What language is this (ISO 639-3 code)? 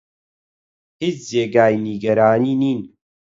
ckb